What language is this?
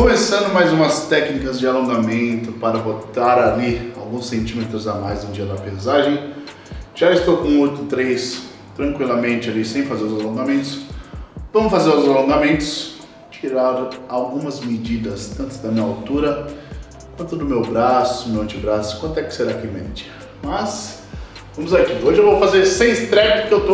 Portuguese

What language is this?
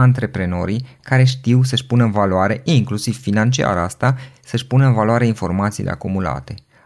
Romanian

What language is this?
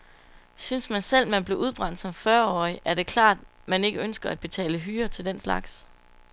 Danish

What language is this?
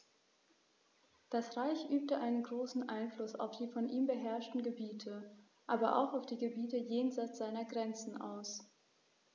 German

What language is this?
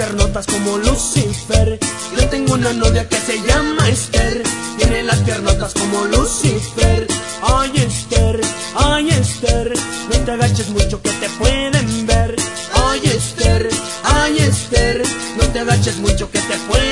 Spanish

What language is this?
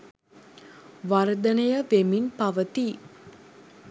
Sinhala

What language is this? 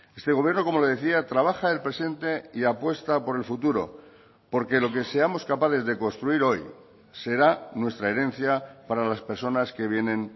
Spanish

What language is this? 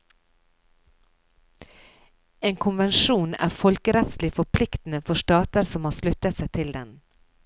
Norwegian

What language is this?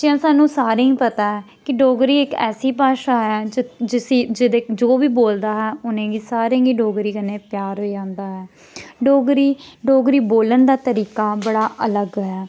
Dogri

